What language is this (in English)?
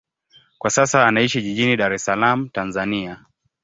Swahili